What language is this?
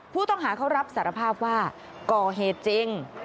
Thai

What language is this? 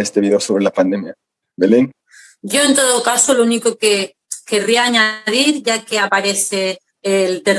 Spanish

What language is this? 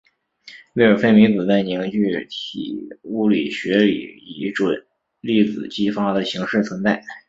Chinese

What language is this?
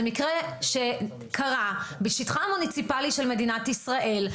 Hebrew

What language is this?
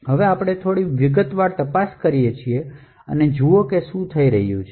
Gujarati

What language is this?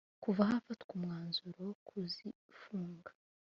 Kinyarwanda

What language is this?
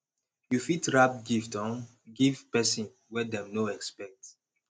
Nigerian Pidgin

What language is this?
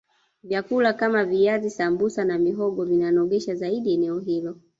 Swahili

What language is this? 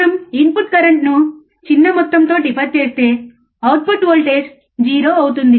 Telugu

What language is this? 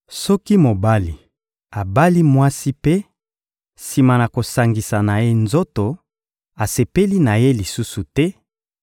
Lingala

